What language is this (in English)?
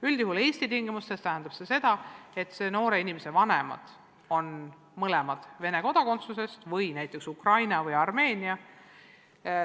Estonian